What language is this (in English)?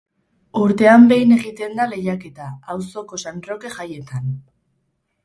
Basque